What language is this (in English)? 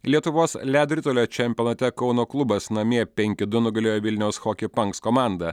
Lithuanian